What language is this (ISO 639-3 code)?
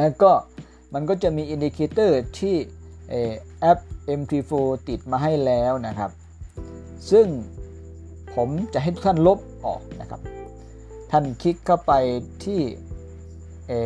tha